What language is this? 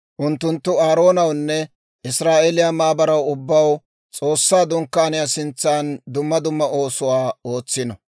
Dawro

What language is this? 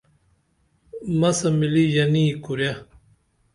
Dameli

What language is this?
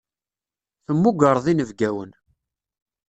Kabyle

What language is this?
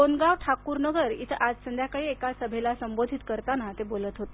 Marathi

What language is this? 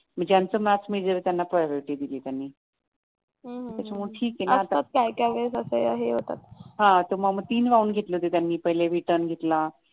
Marathi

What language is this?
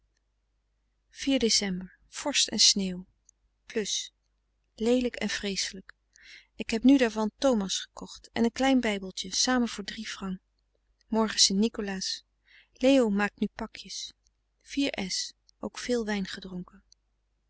Dutch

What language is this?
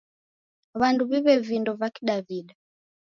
Taita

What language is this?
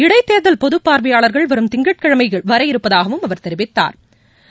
Tamil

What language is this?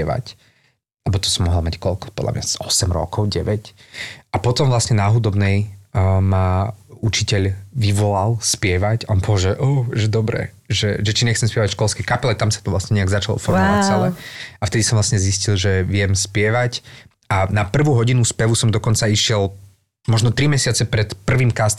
Slovak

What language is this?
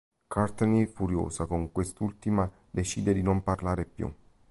Italian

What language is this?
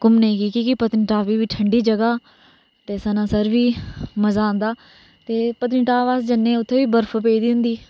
Dogri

